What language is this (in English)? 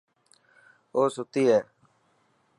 Dhatki